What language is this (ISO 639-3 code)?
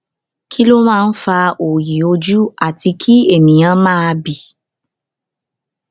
yor